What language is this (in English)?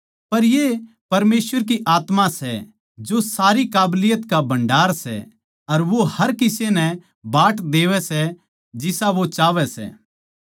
Haryanvi